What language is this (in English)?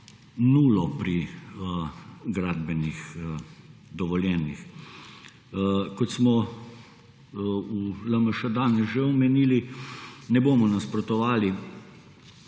Slovenian